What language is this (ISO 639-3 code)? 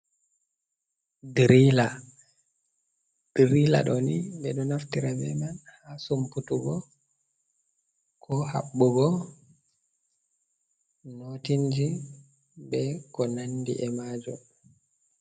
ful